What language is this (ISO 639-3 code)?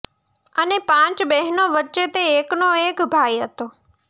guj